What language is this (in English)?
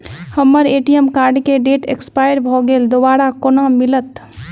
Maithili